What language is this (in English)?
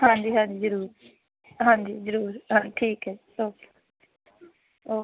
Punjabi